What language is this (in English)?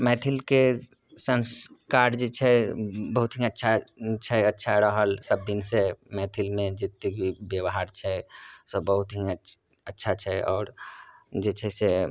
Maithili